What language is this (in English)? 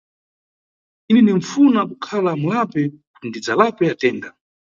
Nyungwe